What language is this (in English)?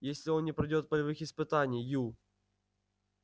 Russian